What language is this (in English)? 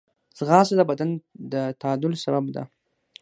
Pashto